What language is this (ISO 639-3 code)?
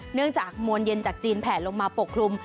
tha